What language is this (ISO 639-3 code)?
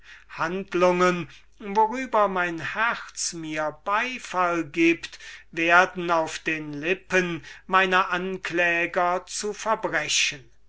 deu